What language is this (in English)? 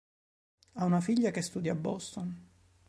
Italian